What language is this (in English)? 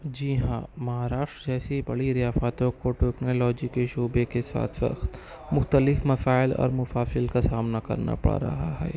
Urdu